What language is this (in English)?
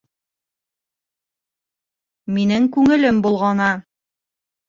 Bashkir